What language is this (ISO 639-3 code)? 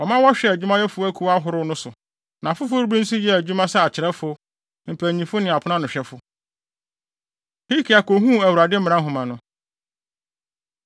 aka